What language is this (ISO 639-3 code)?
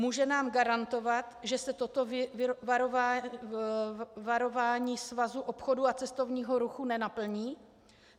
ces